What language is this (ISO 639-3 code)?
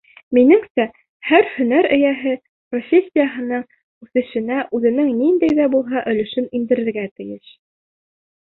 bak